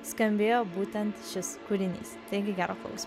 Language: Lithuanian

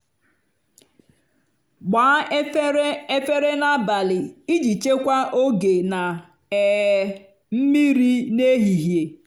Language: Igbo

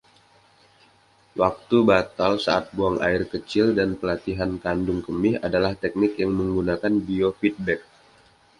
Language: Indonesian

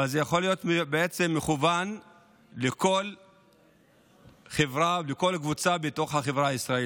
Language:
Hebrew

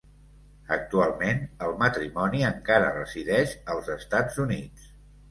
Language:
Catalan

